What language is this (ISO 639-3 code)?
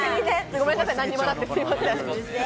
jpn